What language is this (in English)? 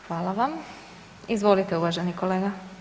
Croatian